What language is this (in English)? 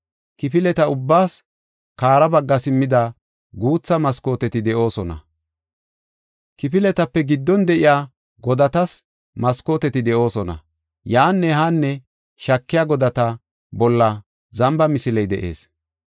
Gofa